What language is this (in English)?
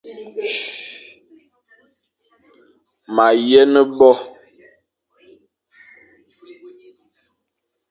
Fang